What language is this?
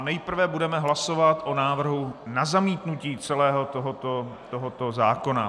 Czech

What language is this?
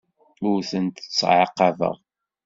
Kabyle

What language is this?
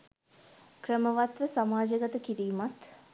Sinhala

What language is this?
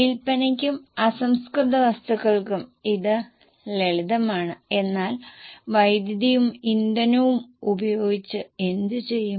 Malayalam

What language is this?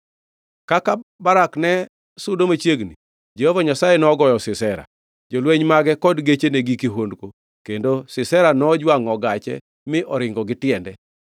Luo (Kenya and Tanzania)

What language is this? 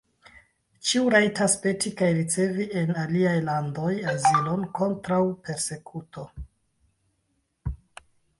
Esperanto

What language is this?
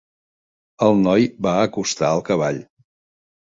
Catalan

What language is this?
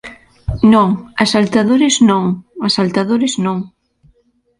Galician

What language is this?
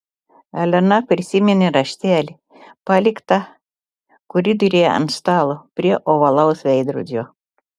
Lithuanian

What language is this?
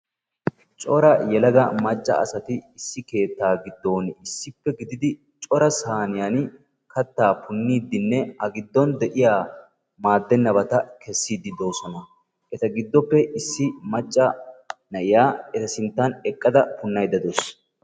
Wolaytta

